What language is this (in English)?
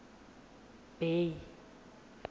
Tswana